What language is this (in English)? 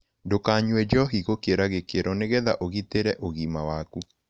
Kikuyu